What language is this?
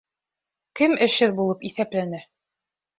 Bashkir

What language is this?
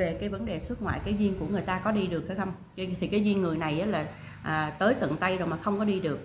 Vietnamese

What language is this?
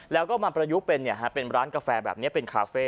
Thai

